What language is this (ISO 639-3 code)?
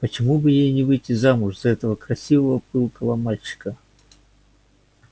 rus